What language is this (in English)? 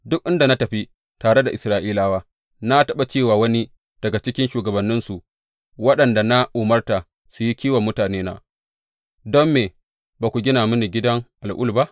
Hausa